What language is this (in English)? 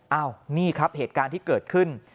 Thai